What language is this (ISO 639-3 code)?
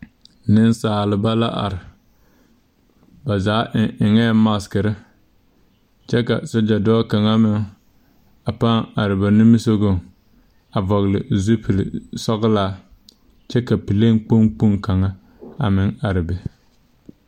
dga